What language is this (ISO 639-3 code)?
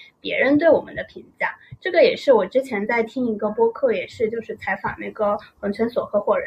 zho